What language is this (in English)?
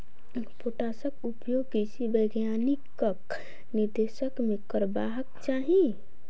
Maithili